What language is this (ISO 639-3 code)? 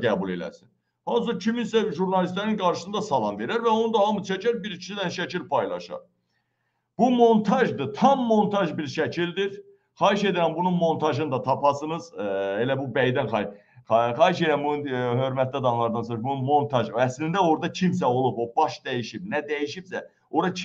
tur